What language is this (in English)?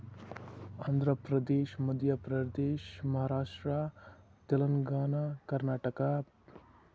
Kashmiri